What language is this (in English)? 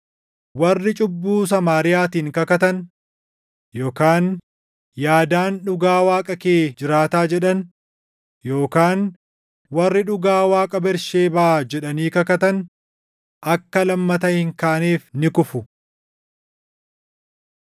Oromo